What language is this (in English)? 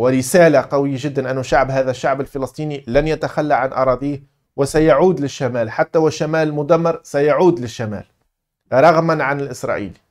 Arabic